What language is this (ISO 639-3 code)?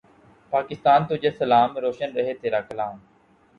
urd